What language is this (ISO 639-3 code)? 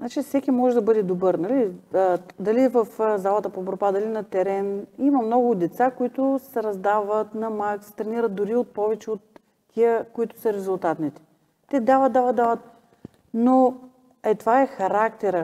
bul